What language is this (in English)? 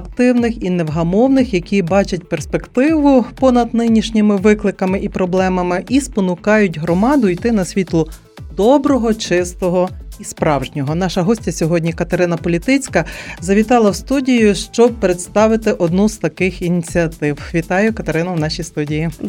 Ukrainian